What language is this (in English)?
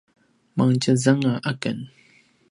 Paiwan